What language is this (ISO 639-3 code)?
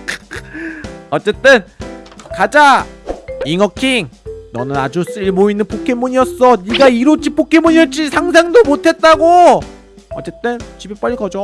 kor